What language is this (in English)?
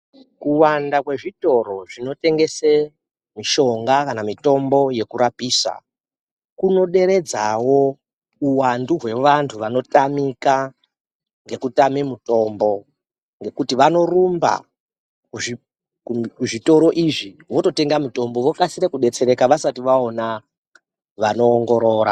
Ndau